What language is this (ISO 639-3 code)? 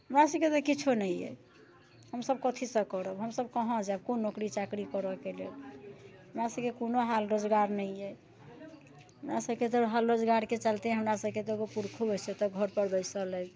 mai